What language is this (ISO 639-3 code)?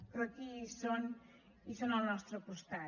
cat